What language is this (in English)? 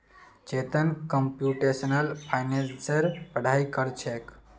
Magahi